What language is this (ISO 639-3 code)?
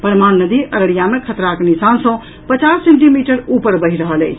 mai